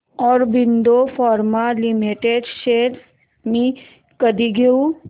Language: Marathi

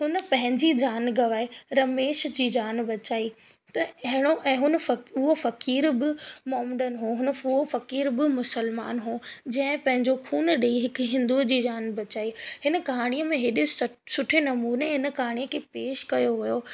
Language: Sindhi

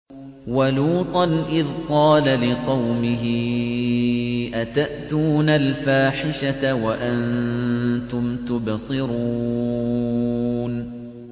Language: Arabic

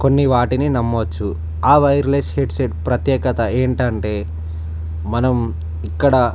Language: Telugu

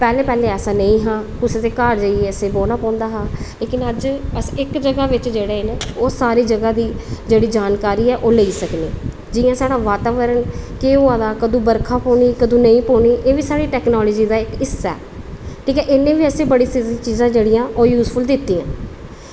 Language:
Dogri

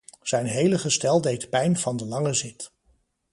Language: Dutch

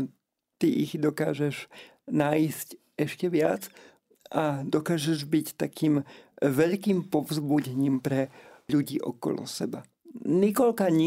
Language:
Slovak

